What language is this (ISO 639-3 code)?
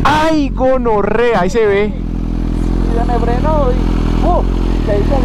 spa